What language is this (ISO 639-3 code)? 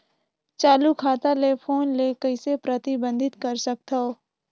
hne